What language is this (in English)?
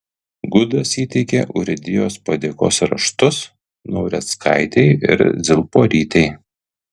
Lithuanian